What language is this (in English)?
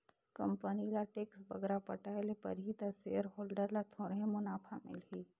Chhattisgarhi